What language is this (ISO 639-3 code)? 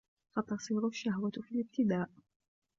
ara